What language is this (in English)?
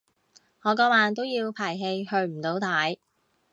Cantonese